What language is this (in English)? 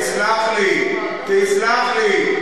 Hebrew